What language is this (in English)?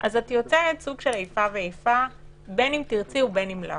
Hebrew